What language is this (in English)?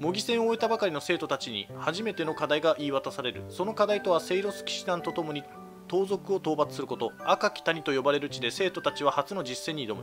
Japanese